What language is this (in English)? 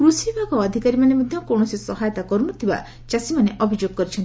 Odia